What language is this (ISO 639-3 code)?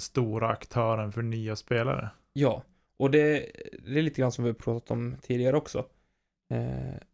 swe